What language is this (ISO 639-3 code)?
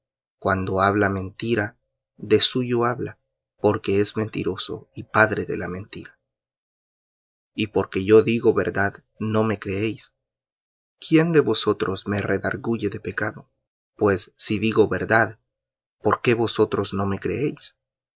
spa